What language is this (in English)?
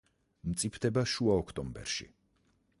Georgian